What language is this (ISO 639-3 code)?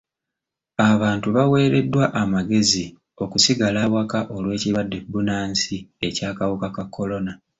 lug